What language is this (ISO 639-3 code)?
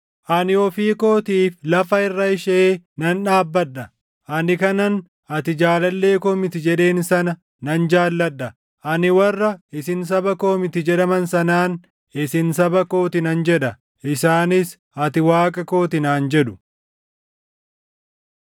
orm